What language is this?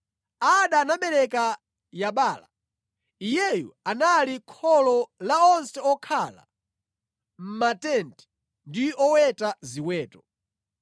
Nyanja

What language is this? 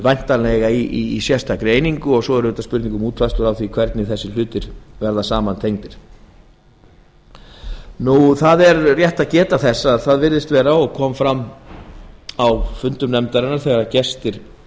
Icelandic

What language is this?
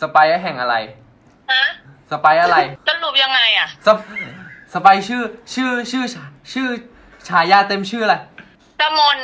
Thai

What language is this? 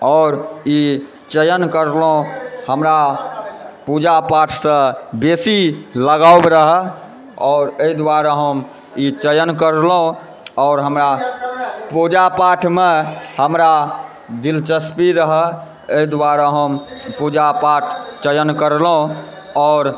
Maithili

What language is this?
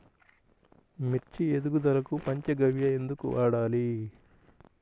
Telugu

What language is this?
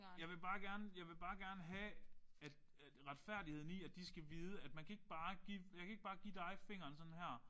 Danish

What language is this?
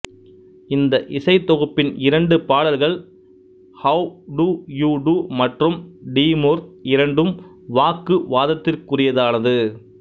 Tamil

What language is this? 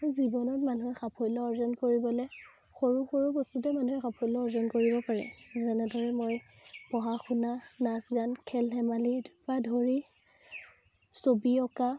Assamese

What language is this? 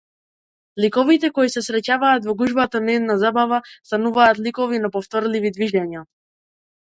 Macedonian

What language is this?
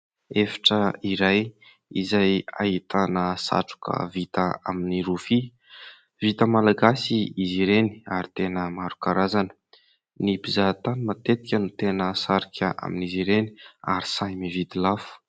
Malagasy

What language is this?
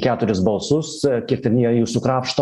Lithuanian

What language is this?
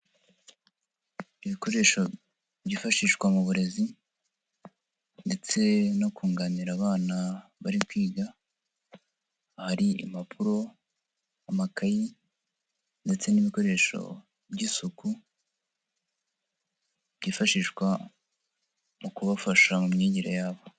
Kinyarwanda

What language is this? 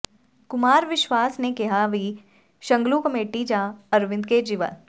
Punjabi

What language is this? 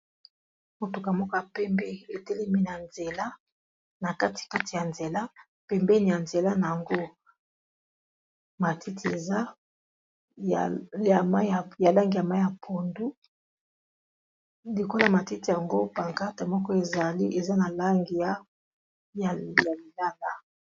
Lingala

